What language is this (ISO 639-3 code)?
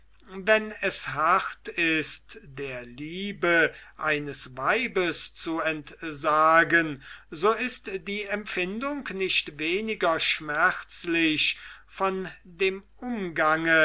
deu